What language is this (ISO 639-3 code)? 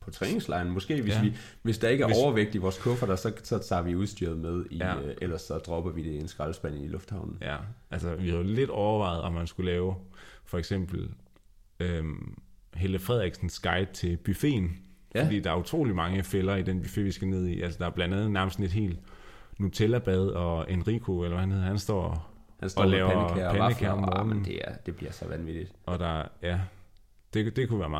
dan